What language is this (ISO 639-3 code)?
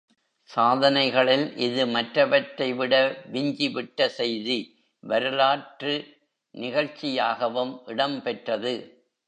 tam